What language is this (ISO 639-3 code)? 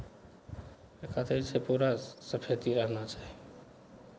mai